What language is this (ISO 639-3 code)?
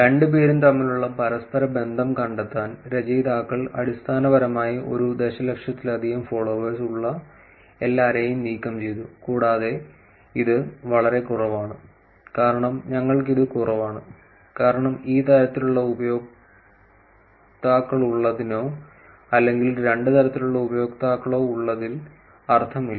mal